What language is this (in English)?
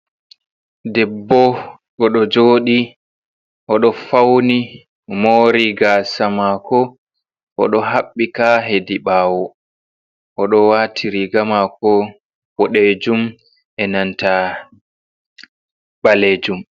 Fula